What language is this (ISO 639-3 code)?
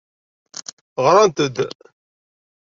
kab